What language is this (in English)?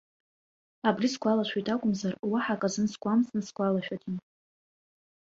Abkhazian